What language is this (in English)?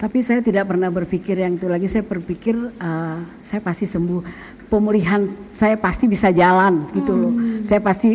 Indonesian